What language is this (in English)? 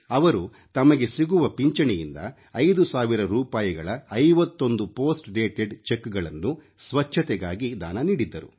Kannada